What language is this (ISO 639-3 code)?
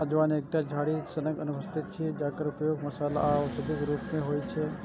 mai